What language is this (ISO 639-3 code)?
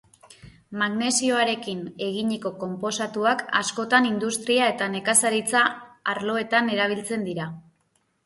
eus